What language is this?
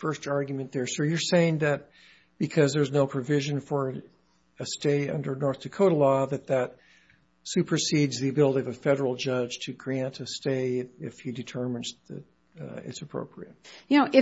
English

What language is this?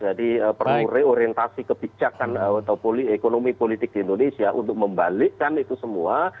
Indonesian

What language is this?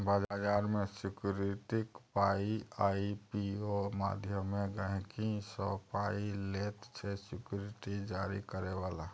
Maithili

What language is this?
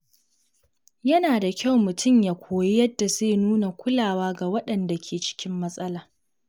Hausa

